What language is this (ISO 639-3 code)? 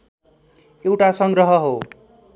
nep